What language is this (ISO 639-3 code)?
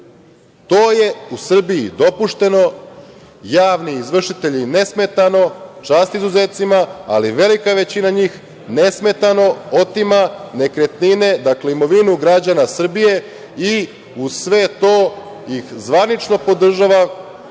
srp